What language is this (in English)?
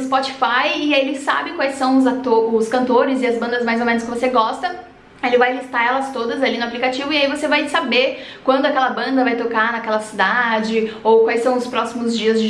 Portuguese